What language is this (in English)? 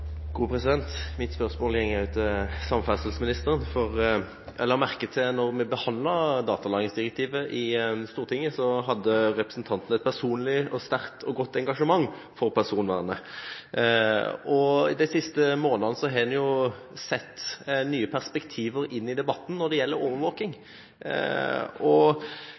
Norwegian Bokmål